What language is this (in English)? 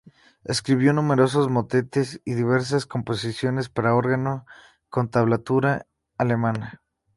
Spanish